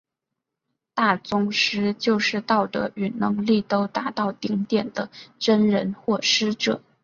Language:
Chinese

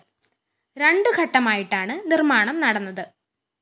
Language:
Malayalam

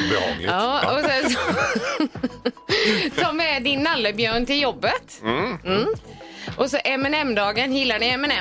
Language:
Swedish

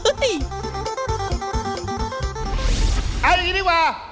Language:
Thai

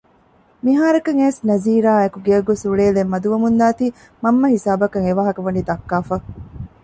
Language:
Divehi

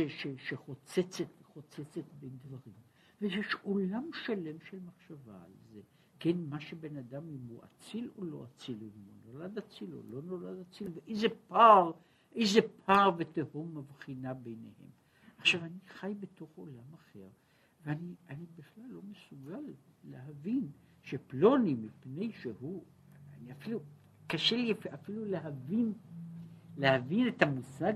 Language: Hebrew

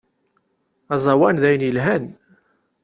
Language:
Kabyle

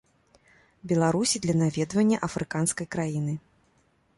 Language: Belarusian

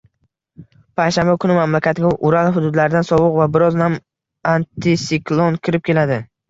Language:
Uzbek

